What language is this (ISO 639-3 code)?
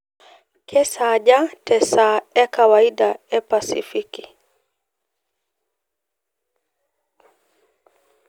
mas